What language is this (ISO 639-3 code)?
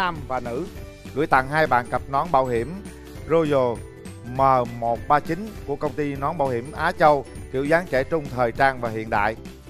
vie